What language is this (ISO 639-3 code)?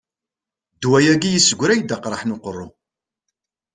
kab